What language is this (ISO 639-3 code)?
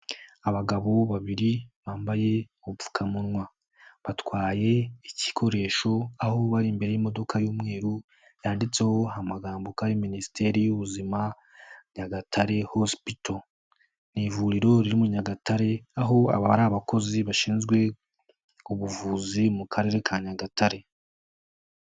kin